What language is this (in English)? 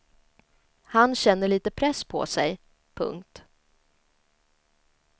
Swedish